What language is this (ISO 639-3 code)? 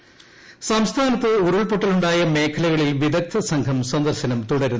mal